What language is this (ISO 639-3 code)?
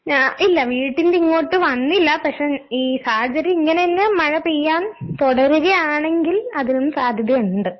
mal